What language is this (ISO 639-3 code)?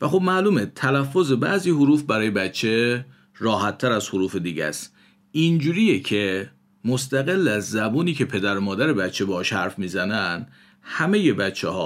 fas